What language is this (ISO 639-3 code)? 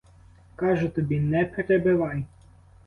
ukr